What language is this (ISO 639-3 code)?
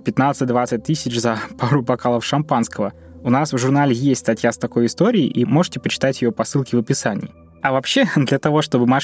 rus